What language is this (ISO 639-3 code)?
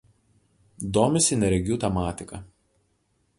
lit